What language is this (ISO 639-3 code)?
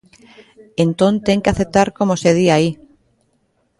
glg